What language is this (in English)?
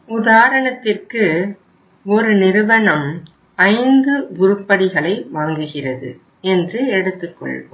Tamil